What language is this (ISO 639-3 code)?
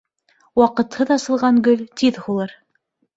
bak